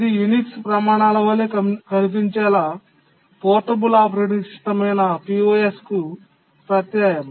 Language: Telugu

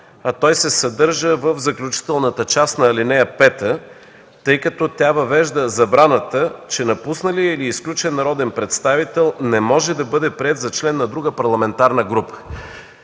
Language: Bulgarian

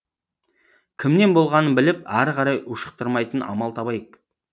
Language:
Kazakh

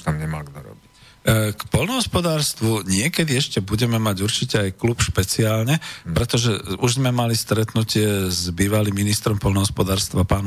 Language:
Slovak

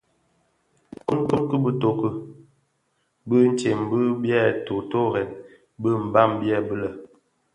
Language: Bafia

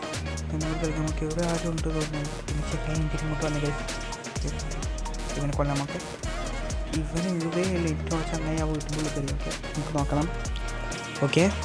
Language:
Malayalam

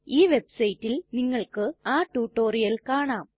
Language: Malayalam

